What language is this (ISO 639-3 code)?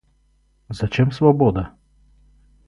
rus